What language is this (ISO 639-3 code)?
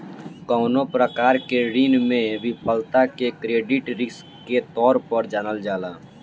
bho